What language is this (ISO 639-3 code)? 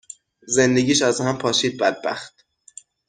fas